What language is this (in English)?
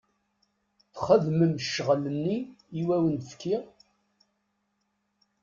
Kabyle